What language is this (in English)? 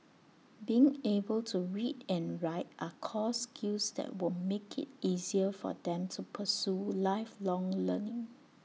English